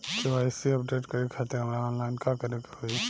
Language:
Bhojpuri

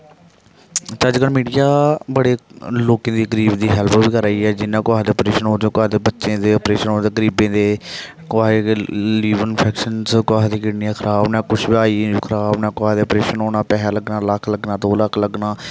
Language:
Dogri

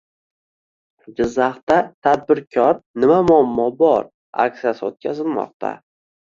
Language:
Uzbek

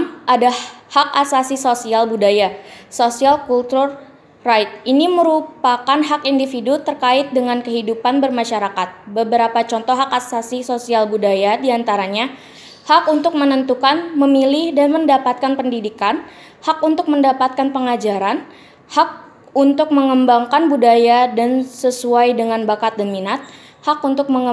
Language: Indonesian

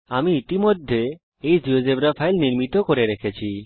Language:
Bangla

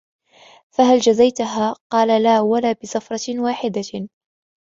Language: Arabic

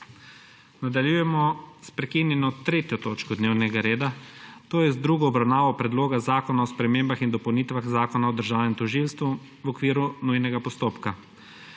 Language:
Slovenian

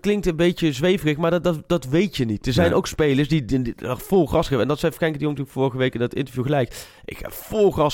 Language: Dutch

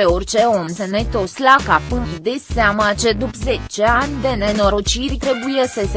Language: Romanian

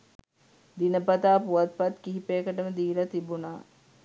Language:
Sinhala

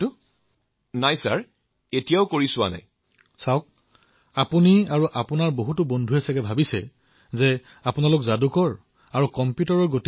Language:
Assamese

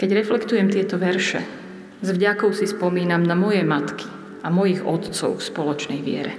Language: Slovak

